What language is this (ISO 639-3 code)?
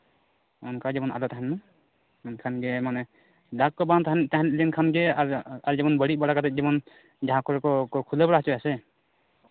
sat